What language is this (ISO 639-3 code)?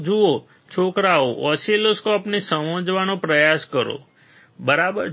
guj